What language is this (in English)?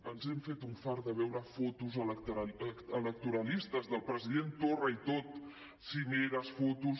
Catalan